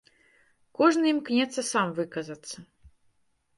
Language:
Belarusian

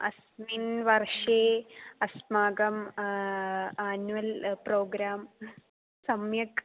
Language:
Sanskrit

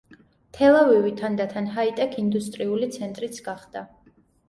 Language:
Georgian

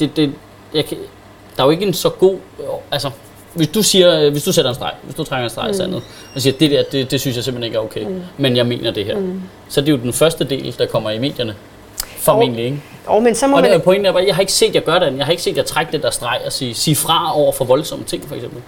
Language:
Danish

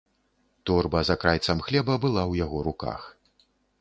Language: Belarusian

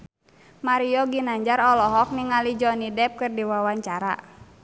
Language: Sundanese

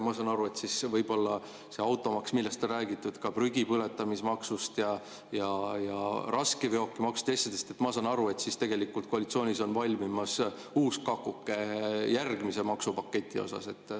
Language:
Estonian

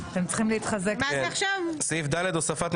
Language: Hebrew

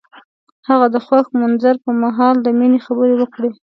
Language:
Pashto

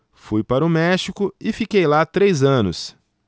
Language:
Portuguese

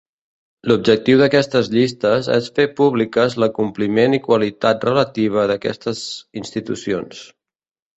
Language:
Catalan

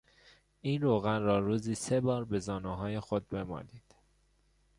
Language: Persian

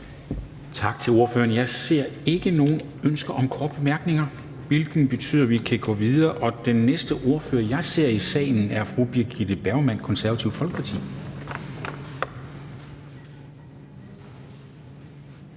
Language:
Danish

